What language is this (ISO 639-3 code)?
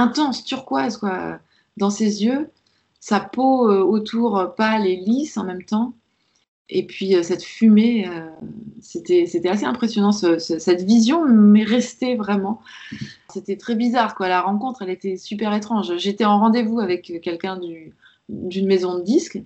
fra